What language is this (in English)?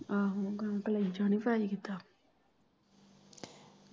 Punjabi